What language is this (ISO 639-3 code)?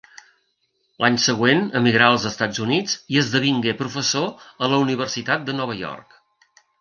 cat